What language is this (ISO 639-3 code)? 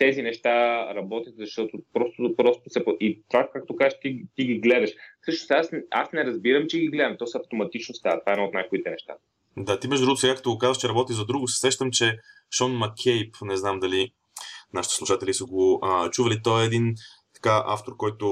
bul